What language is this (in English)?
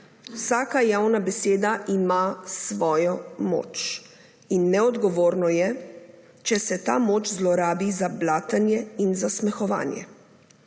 Slovenian